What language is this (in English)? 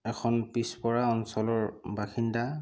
Assamese